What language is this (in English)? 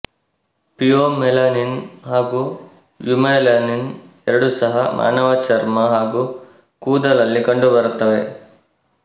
Kannada